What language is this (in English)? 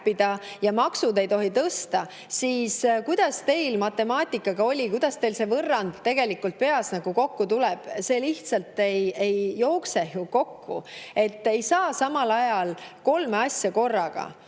Estonian